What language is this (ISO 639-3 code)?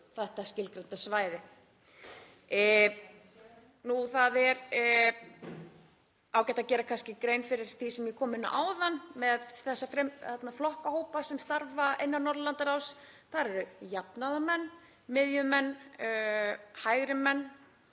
isl